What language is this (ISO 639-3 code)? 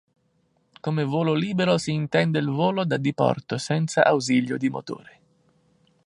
ita